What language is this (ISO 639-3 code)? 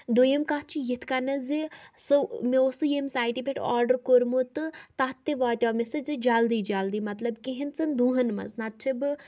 kas